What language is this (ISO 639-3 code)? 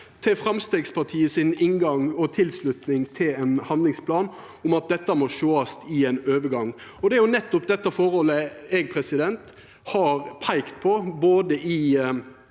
nor